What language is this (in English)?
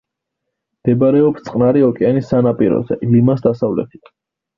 Georgian